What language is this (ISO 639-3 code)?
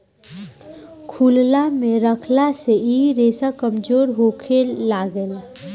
bho